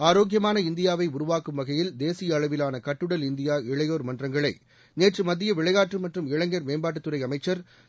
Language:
Tamil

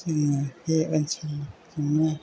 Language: Bodo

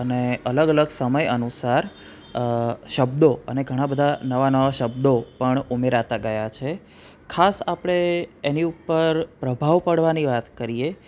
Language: Gujarati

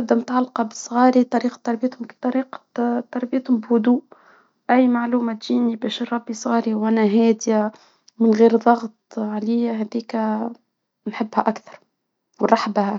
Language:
Tunisian Arabic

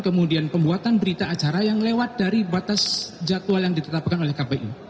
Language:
Indonesian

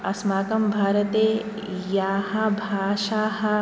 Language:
Sanskrit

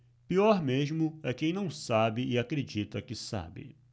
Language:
Portuguese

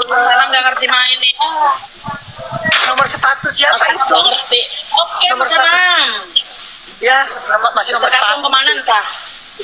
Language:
Indonesian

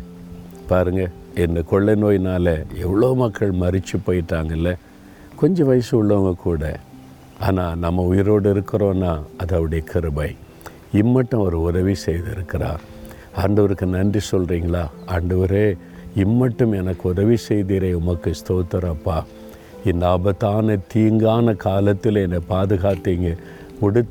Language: Tamil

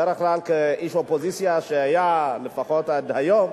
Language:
Hebrew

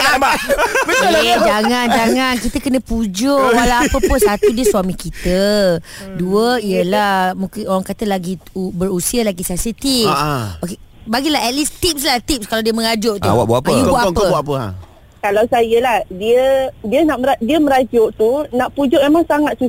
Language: Malay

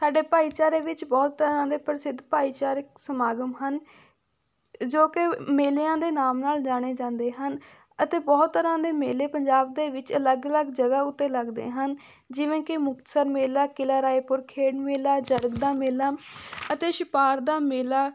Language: Punjabi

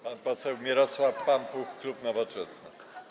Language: Polish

